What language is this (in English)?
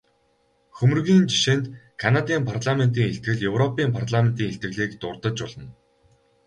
Mongolian